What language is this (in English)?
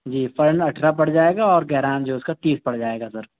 Urdu